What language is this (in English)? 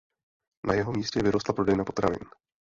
Czech